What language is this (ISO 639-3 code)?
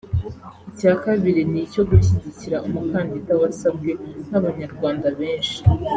kin